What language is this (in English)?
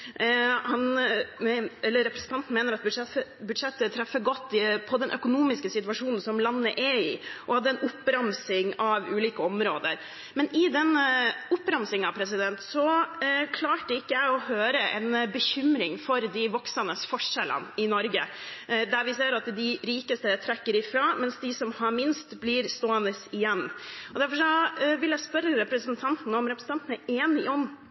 Norwegian Bokmål